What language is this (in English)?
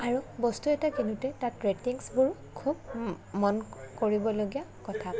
Assamese